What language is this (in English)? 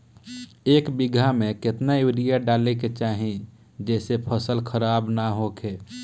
Bhojpuri